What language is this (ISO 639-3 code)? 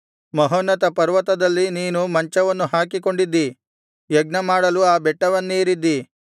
kan